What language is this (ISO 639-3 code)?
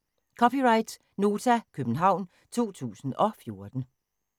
dan